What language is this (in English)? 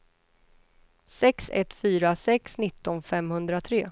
Swedish